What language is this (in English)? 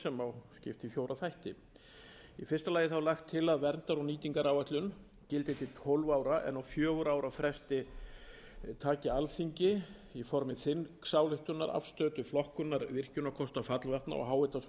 Icelandic